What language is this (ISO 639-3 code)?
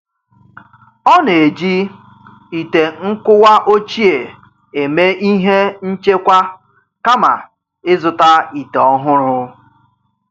ibo